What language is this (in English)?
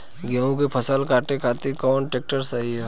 Bhojpuri